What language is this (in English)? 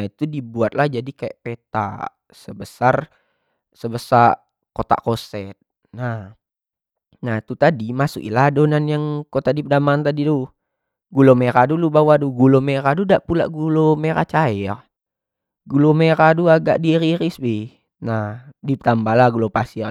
Jambi Malay